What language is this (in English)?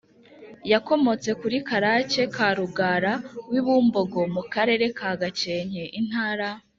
Kinyarwanda